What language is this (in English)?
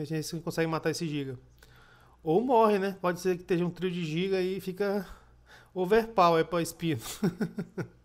Portuguese